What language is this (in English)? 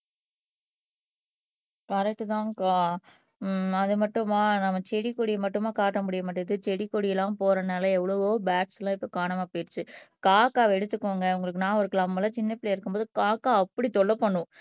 Tamil